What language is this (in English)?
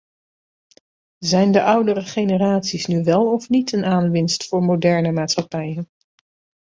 Dutch